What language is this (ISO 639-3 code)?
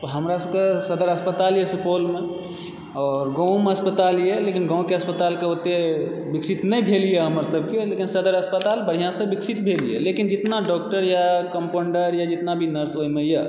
mai